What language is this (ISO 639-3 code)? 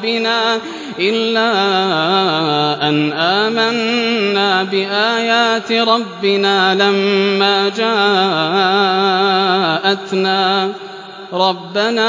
ara